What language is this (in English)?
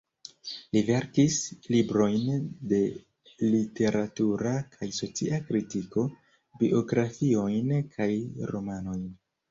Esperanto